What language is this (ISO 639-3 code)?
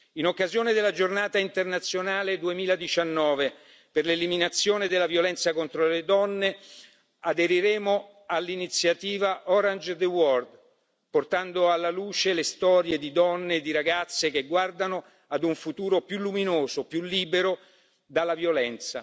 ita